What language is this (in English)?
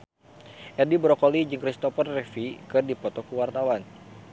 Sundanese